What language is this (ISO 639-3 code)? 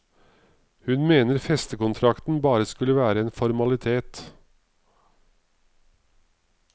nor